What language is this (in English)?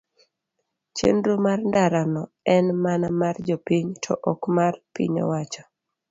Luo (Kenya and Tanzania)